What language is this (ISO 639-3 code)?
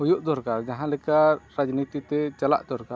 sat